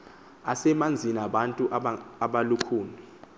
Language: Xhosa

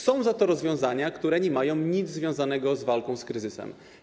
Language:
Polish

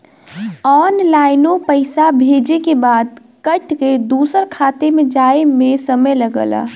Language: Bhojpuri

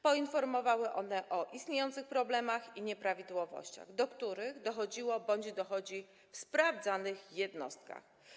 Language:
Polish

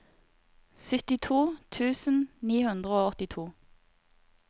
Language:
Norwegian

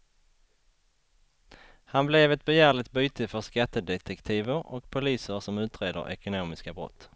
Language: Swedish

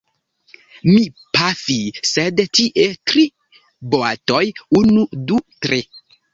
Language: Esperanto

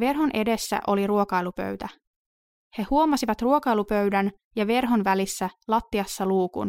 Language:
Finnish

